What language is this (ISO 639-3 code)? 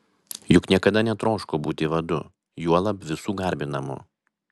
lit